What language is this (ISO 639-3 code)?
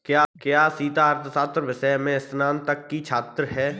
hin